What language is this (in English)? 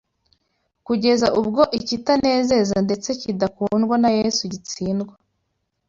Kinyarwanda